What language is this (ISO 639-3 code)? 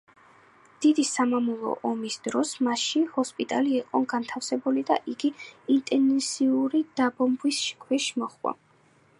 kat